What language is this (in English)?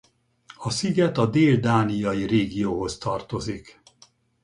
Hungarian